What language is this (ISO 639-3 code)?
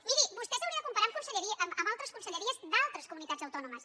cat